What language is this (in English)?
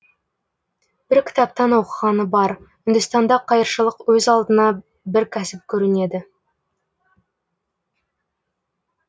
Kazakh